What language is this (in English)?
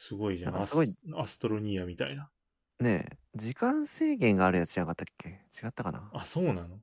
Japanese